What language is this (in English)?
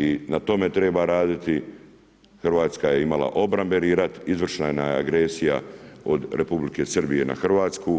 Croatian